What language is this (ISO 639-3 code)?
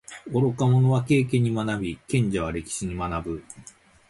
jpn